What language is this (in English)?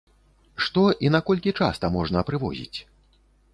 Belarusian